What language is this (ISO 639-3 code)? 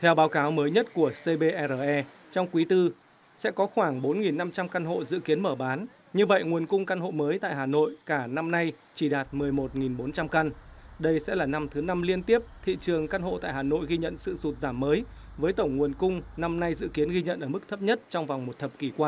vie